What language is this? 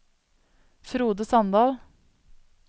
Norwegian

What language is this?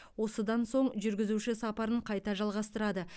Kazakh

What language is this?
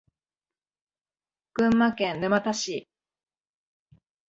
Japanese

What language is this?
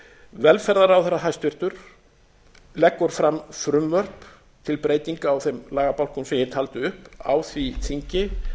Icelandic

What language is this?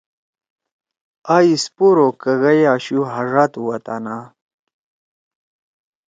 Torwali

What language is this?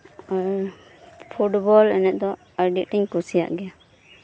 Santali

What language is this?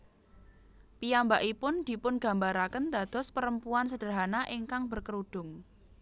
Javanese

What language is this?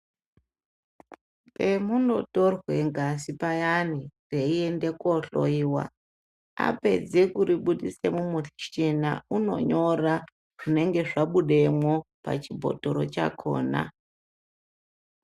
Ndau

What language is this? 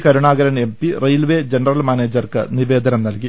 Malayalam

